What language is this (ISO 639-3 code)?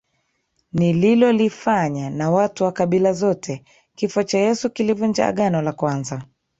swa